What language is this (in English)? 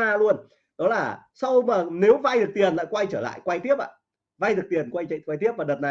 Vietnamese